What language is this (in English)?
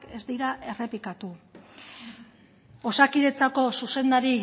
Basque